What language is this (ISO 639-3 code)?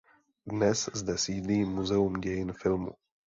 ces